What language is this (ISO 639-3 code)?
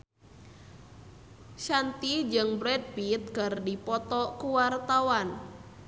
sun